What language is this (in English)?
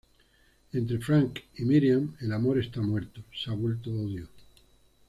Spanish